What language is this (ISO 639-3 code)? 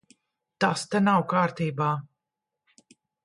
lav